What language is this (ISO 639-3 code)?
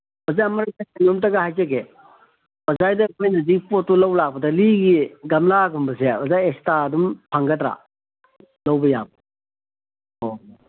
mni